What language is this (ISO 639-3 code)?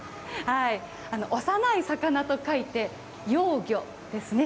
jpn